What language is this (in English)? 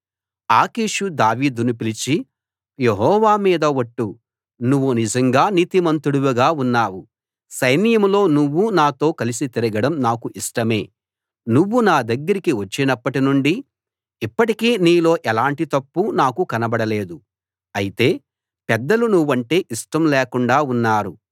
Telugu